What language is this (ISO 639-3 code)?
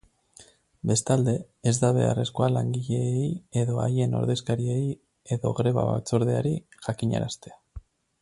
eus